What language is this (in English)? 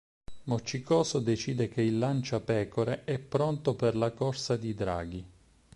Italian